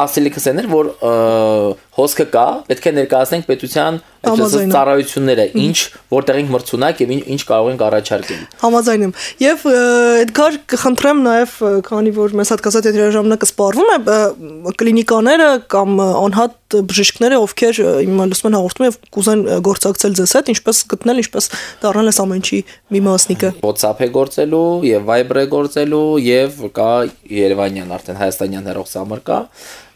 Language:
Dutch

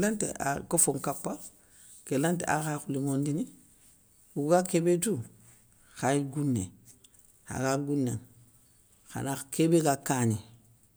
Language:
Soninke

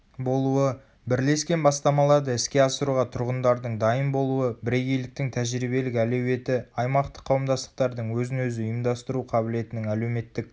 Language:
Kazakh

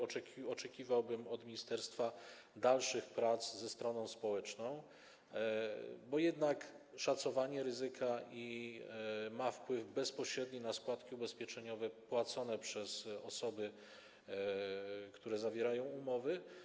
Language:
Polish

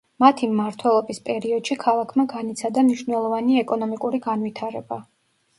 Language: Georgian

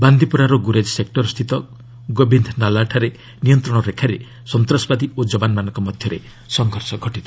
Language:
Odia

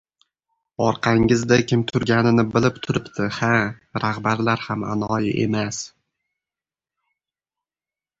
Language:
Uzbek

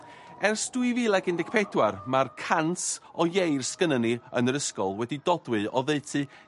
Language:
Welsh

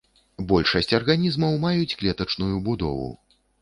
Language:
Belarusian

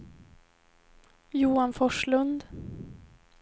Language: Swedish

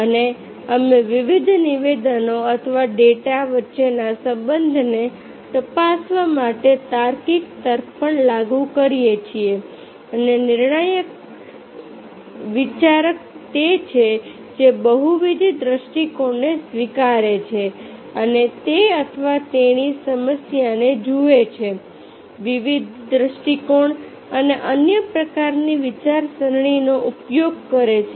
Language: Gujarati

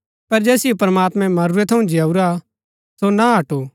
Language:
Gaddi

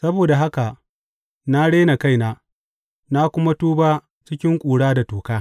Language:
Hausa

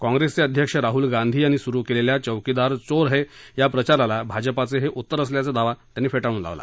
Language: Marathi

